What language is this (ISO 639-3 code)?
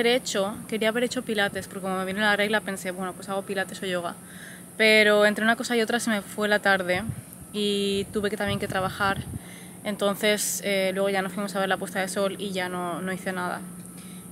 spa